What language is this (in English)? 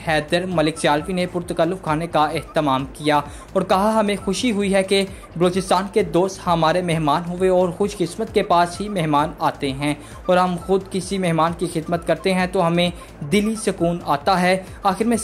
Hindi